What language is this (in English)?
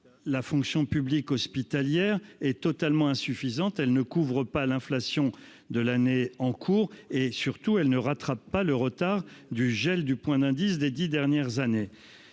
French